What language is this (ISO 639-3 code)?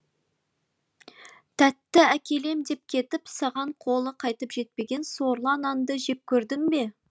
kaz